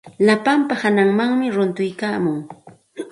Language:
Santa Ana de Tusi Pasco Quechua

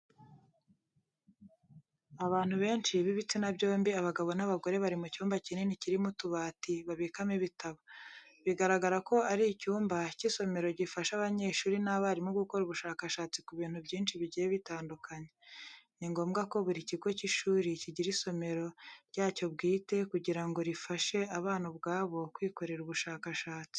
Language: Kinyarwanda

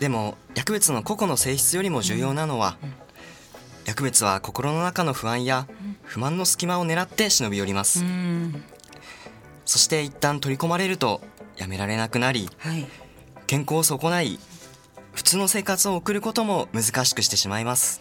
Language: Japanese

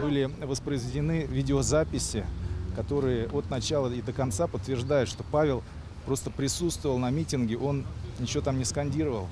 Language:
Russian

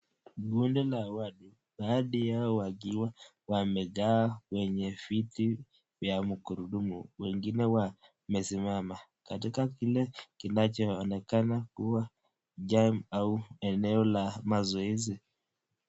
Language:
Swahili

